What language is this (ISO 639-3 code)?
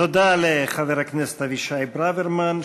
heb